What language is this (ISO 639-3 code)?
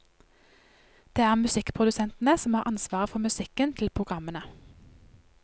nor